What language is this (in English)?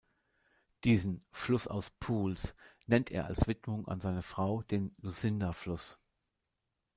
German